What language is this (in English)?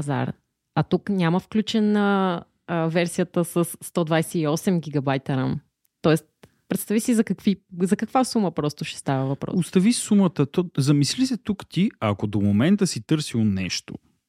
Bulgarian